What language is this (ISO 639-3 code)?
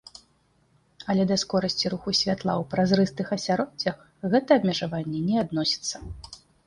bel